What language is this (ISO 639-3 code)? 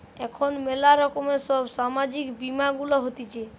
ben